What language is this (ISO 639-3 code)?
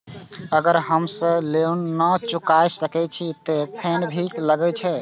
mai